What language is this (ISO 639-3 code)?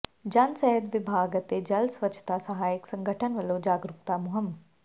pan